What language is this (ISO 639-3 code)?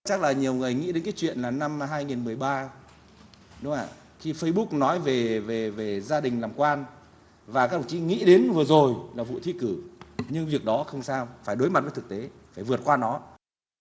vie